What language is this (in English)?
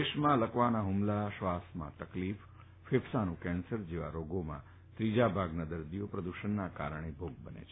Gujarati